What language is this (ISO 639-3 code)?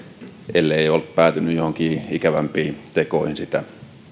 fin